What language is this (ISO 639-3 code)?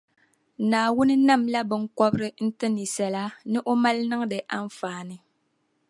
dag